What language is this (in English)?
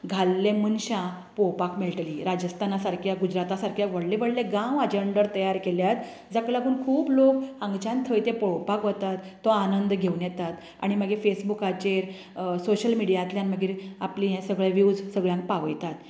Konkani